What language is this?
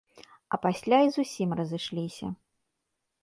Belarusian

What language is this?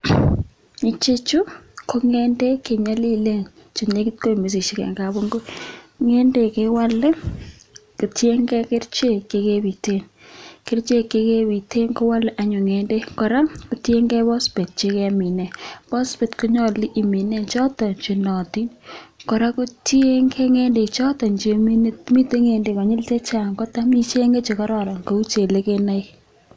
Kalenjin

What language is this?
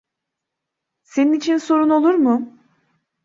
Turkish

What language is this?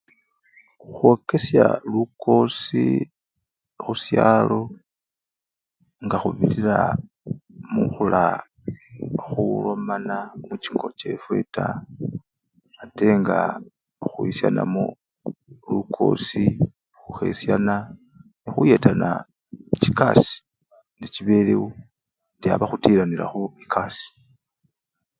Luyia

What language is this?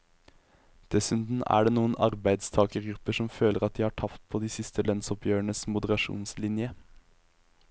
Norwegian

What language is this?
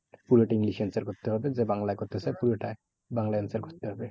Bangla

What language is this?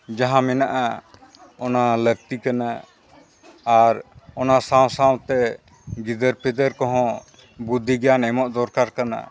Santali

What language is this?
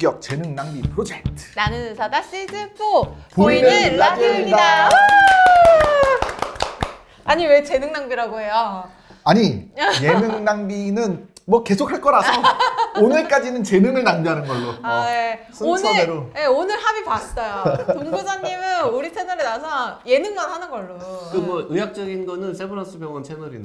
Korean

